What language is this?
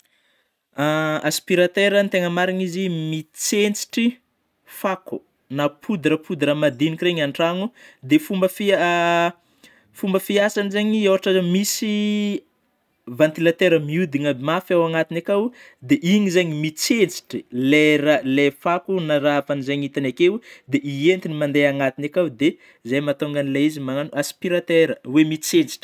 Northern Betsimisaraka Malagasy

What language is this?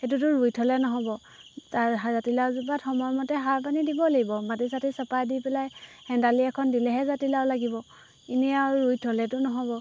Assamese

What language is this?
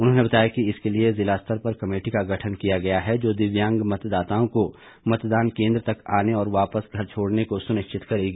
Hindi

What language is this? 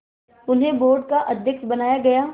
Hindi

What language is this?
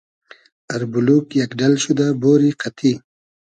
Hazaragi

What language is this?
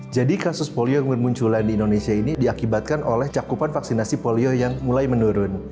Indonesian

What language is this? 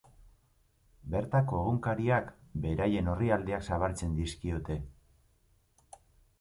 Basque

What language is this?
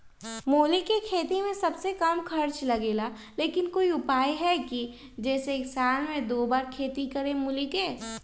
Magahi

